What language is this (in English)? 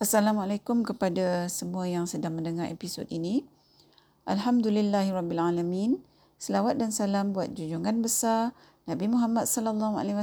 Malay